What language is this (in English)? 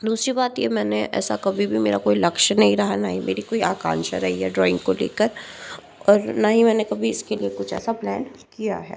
Hindi